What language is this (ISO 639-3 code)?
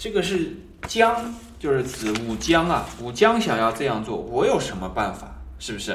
zho